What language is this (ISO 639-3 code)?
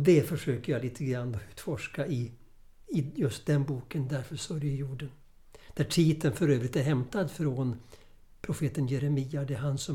swe